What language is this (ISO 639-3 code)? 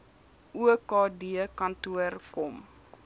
afr